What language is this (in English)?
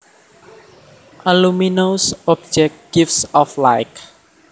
Javanese